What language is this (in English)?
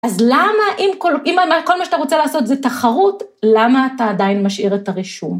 Hebrew